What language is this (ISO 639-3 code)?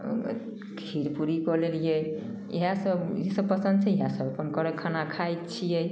mai